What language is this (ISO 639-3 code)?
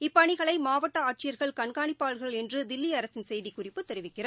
tam